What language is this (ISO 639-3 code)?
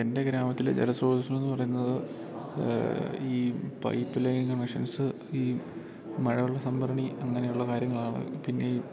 mal